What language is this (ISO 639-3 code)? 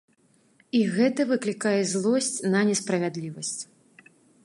bel